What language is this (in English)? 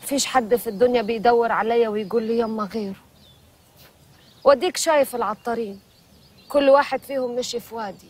Arabic